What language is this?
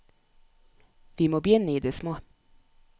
Norwegian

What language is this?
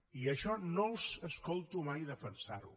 Catalan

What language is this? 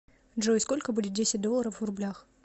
Russian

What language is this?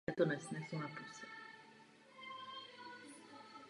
Czech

